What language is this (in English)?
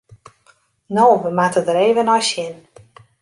Western Frisian